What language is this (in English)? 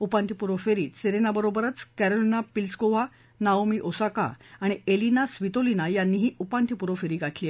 Marathi